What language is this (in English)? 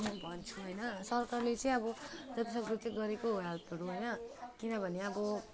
Nepali